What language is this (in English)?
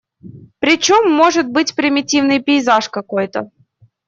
Russian